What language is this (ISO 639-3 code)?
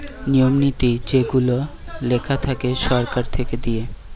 ben